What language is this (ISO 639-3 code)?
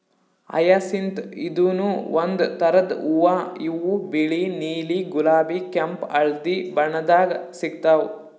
kan